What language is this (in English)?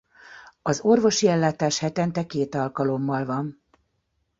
Hungarian